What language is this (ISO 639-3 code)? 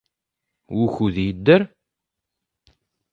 kab